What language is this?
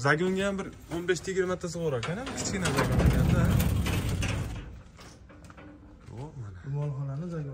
Turkish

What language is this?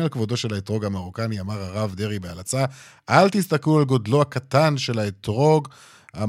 Hebrew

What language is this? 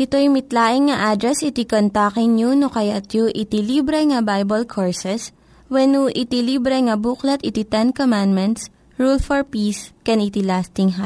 Filipino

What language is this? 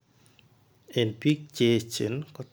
Kalenjin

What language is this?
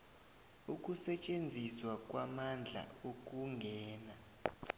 South Ndebele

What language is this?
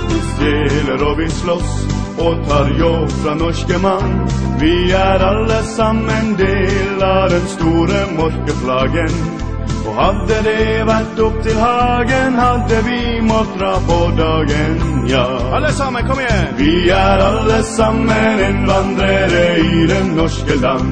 Norwegian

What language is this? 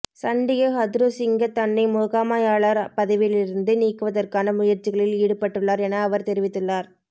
Tamil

